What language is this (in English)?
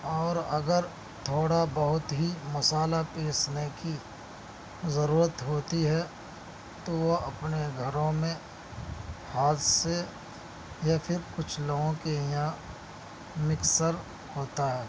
Urdu